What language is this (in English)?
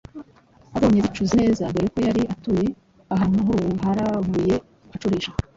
Kinyarwanda